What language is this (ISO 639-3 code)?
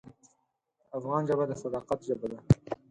pus